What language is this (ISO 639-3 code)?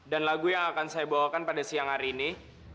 ind